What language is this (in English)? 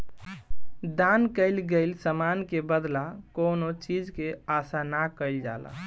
Bhojpuri